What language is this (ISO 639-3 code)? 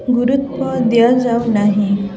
ori